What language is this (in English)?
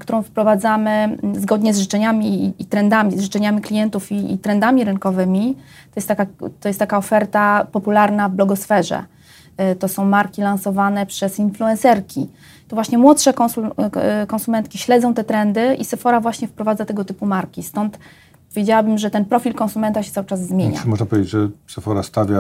Polish